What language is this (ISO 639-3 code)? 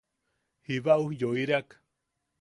yaq